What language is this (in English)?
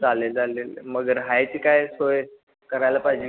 Marathi